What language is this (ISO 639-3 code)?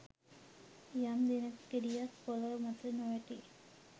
sin